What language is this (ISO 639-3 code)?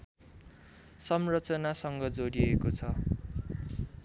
nep